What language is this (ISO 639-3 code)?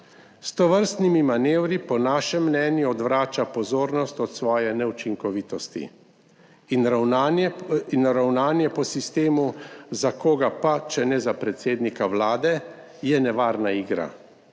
slv